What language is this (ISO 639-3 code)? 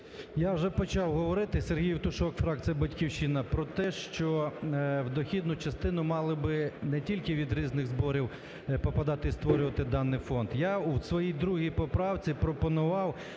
ukr